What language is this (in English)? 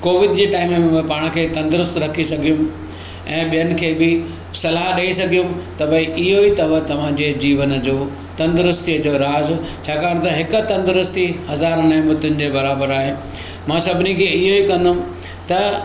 Sindhi